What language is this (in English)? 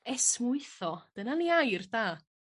Welsh